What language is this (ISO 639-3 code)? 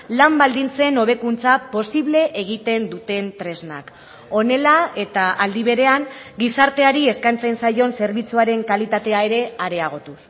eus